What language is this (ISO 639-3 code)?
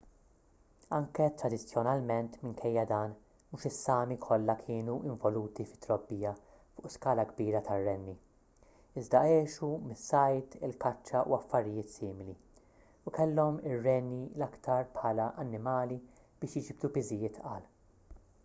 mlt